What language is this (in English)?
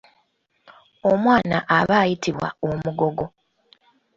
Ganda